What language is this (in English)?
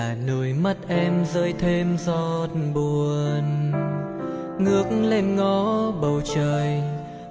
Vietnamese